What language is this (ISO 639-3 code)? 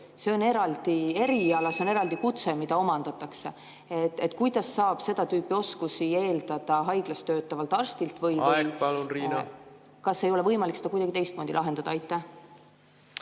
est